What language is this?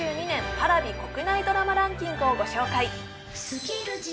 Japanese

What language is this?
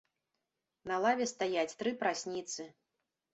Belarusian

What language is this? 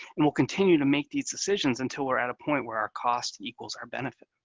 English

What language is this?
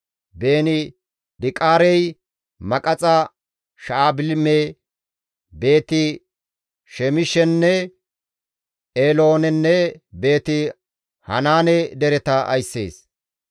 Gamo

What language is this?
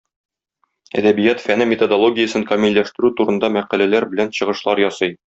Tatar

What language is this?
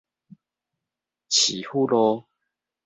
Min Nan Chinese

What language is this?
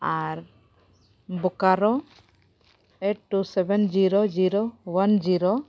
Santali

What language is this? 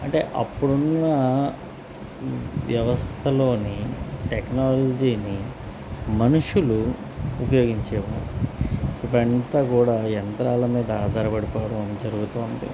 Telugu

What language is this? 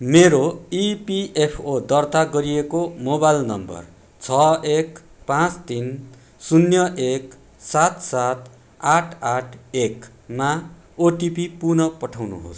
Nepali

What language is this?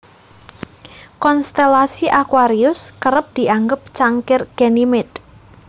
Javanese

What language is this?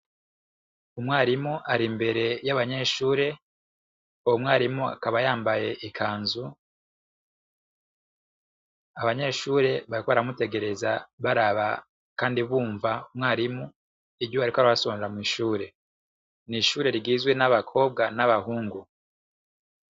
Rundi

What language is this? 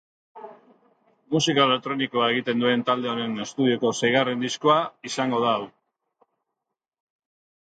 Basque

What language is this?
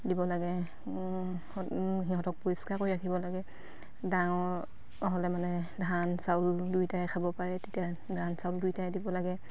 Assamese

